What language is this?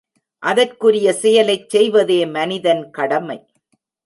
Tamil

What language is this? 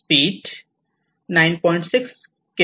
Marathi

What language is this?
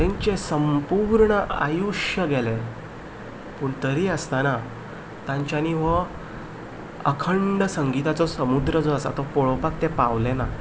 Konkani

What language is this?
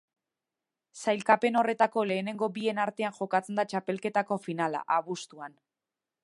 Basque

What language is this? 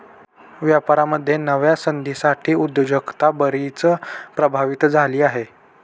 Marathi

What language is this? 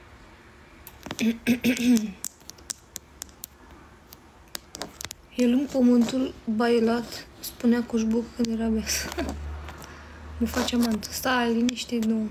Romanian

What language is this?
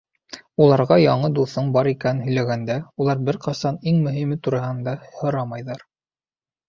Bashkir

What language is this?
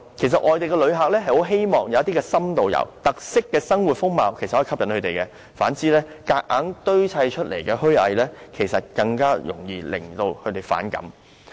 Cantonese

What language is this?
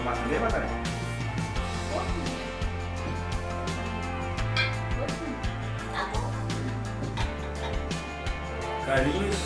Portuguese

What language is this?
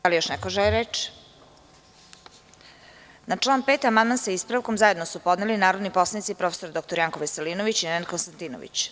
Serbian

